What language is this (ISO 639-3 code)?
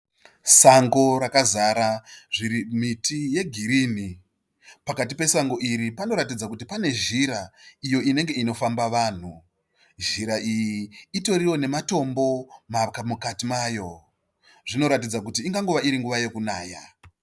sna